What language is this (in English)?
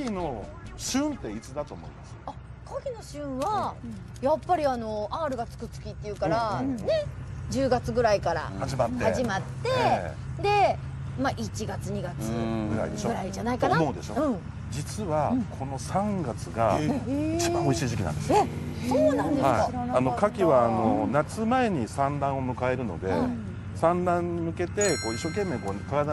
Japanese